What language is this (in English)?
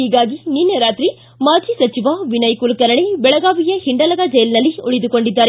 Kannada